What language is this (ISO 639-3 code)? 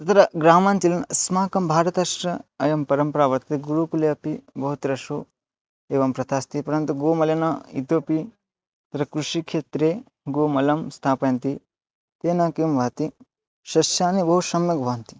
san